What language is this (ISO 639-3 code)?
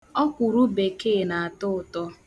ibo